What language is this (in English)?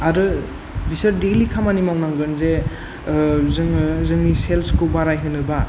Bodo